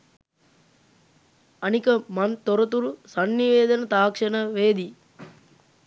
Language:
Sinhala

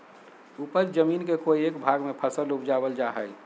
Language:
Magahi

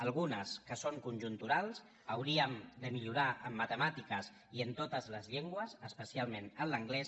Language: Catalan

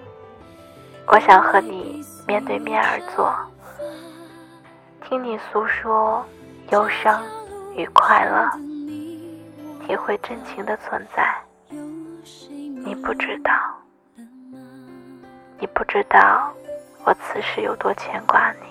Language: Chinese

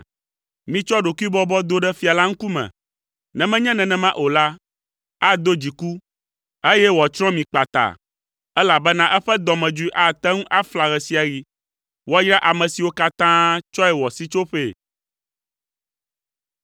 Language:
Ewe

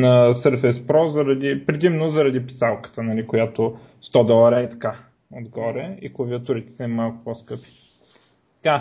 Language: Bulgarian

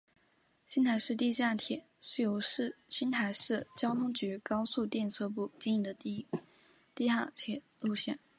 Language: Chinese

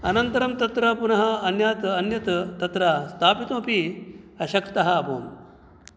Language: Sanskrit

